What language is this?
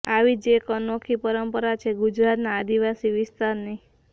Gujarati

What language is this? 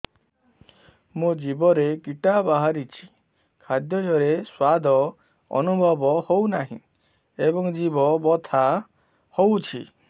Odia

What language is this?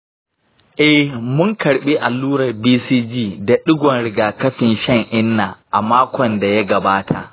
Hausa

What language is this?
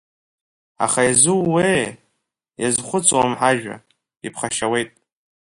Abkhazian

